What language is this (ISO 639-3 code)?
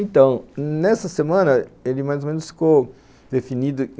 por